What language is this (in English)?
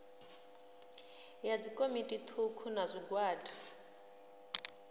Venda